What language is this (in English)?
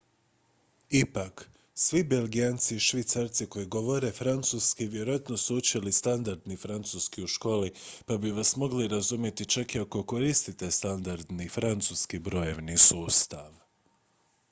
Croatian